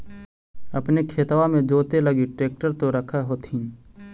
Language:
Magahi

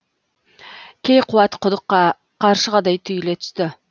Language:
Kazakh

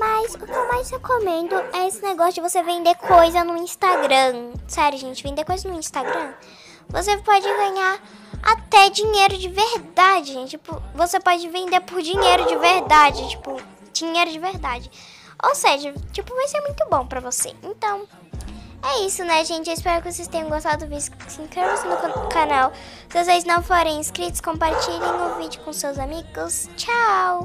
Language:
Portuguese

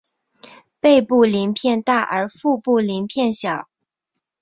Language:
Chinese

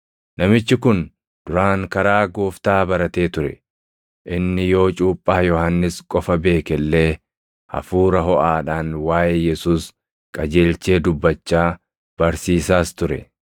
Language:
Oromo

